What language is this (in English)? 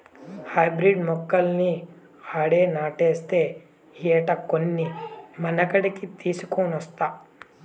Telugu